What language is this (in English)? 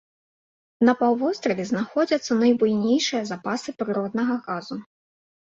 Belarusian